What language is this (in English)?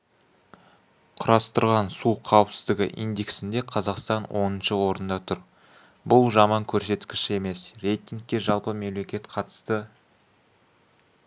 Kazakh